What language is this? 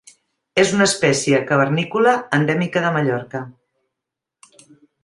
Catalan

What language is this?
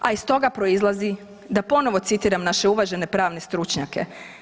Croatian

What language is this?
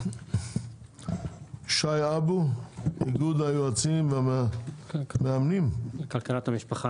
Hebrew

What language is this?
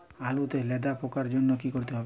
Bangla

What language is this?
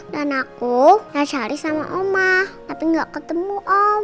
Indonesian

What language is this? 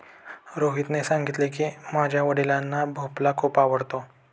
Marathi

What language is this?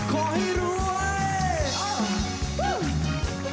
Thai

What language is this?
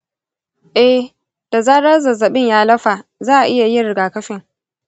Hausa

